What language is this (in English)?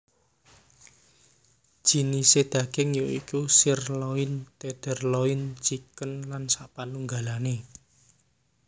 Javanese